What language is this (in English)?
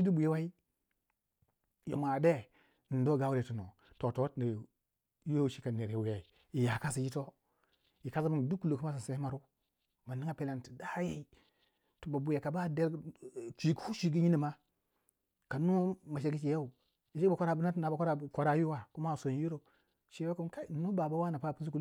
Waja